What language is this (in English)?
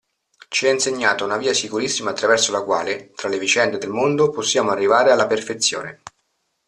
Italian